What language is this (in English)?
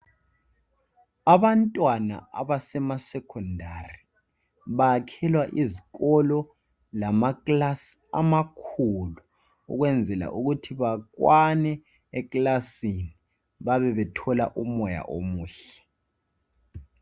North Ndebele